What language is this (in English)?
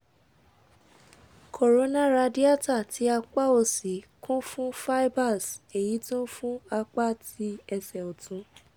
Yoruba